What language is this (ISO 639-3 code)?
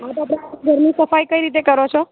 guj